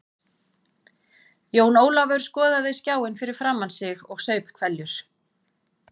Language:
Icelandic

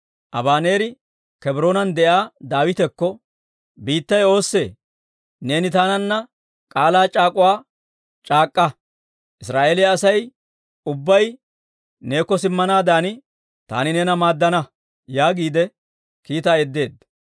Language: Dawro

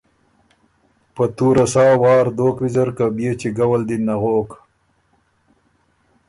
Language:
Ormuri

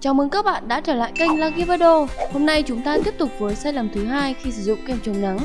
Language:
Vietnamese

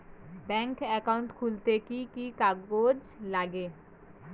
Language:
Bangla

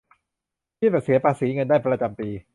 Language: Thai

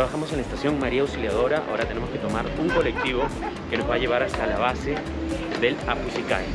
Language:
Spanish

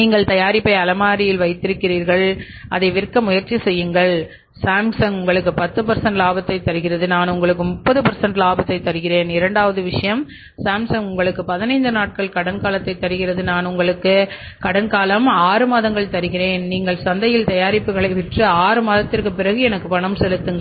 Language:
Tamil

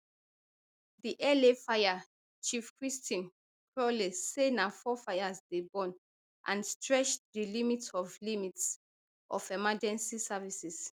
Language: Nigerian Pidgin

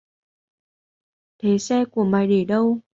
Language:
Vietnamese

